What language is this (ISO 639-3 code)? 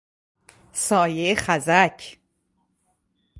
fas